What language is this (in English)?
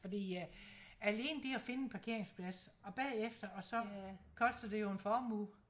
Danish